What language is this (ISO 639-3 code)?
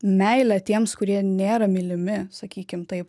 lit